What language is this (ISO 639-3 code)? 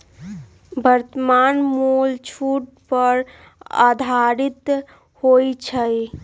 mag